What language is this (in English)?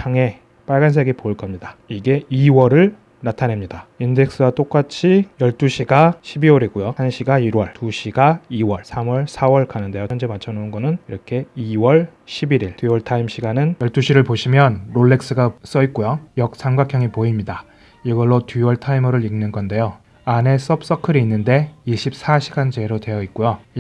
Korean